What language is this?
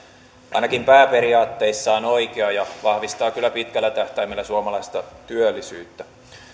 Finnish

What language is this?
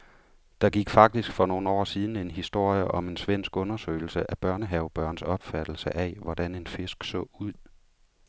Danish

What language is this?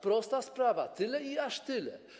Polish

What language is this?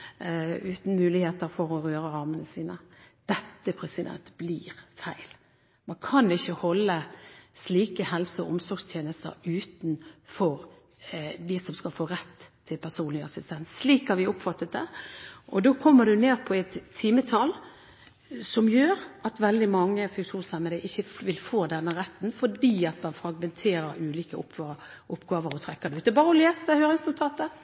Norwegian Bokmål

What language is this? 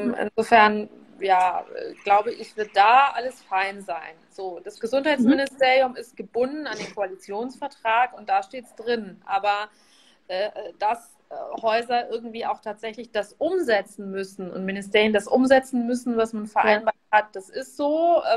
German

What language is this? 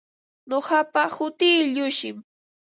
Ambo-Pasco Quechua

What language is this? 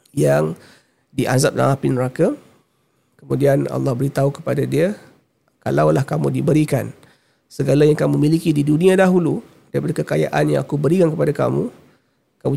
Malay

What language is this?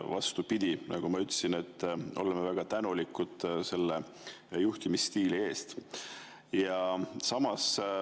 Estonian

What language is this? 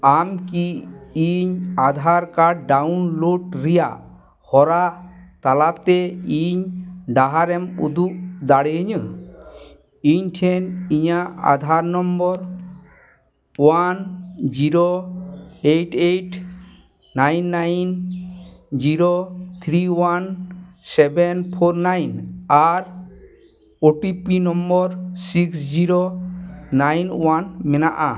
Santali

